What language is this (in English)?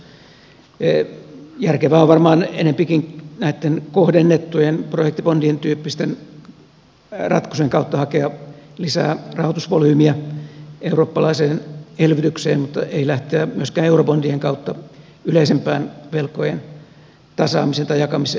Finnish